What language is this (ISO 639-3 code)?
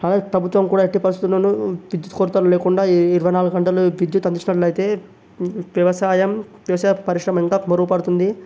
tel